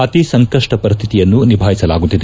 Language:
Kannada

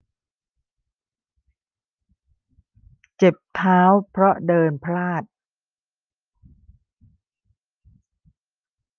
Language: Thai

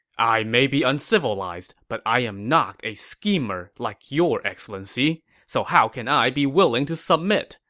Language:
English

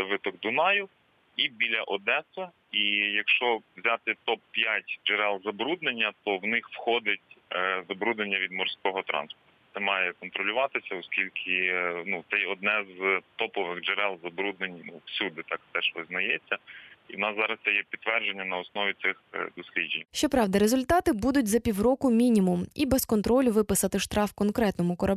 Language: Ukrainian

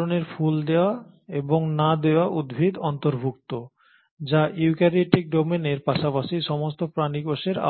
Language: Bangla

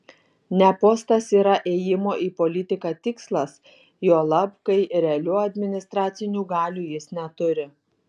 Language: Lithuanian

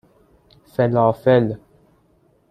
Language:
Persian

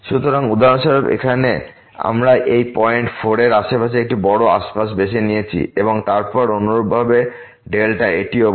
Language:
Bangla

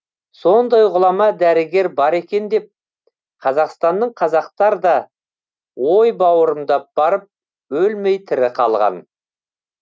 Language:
Kazakh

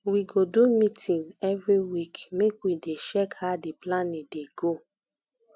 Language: Nigerian Pidgin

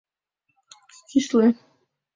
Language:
Mari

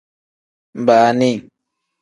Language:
Tem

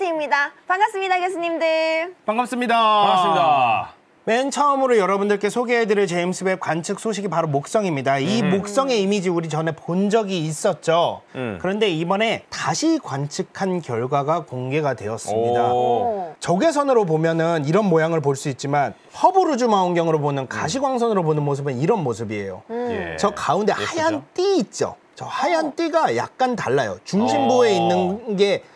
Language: Korean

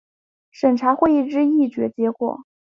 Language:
Chinese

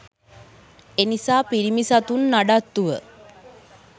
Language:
Sinhala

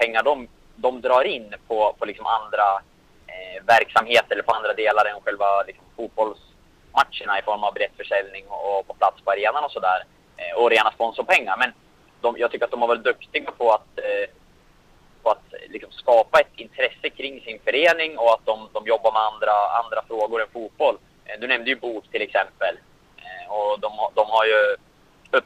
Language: Swedish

